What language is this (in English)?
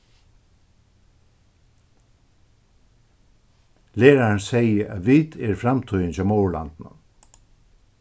Faroese